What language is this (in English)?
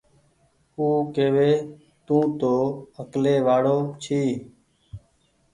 Goaria